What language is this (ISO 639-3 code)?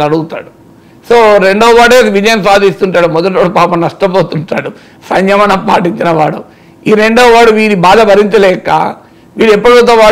tel